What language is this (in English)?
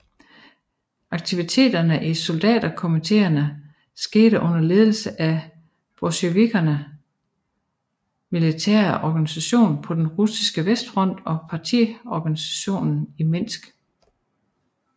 Danish